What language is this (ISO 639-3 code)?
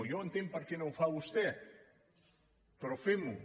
cat